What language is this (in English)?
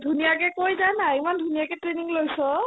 Assamese